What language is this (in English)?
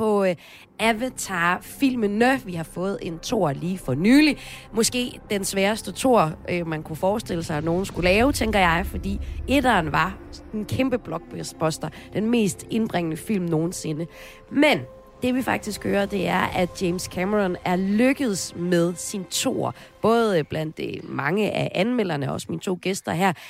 Danish